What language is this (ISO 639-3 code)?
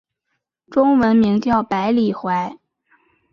zho